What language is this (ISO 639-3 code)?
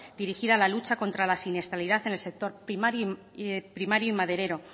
spa